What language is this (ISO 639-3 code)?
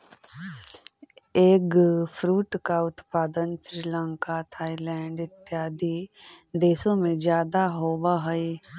mag